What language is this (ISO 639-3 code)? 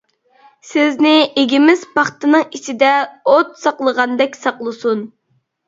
uig